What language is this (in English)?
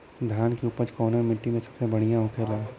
Bhojpuri